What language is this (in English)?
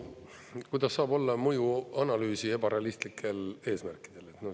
Estonian